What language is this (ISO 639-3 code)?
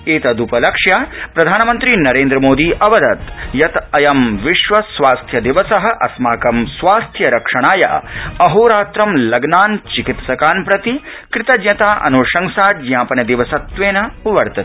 san